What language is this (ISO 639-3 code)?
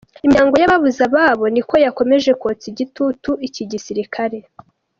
kin